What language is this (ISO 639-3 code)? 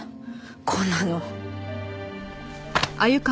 jpn